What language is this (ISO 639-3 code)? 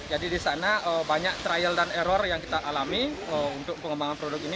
ind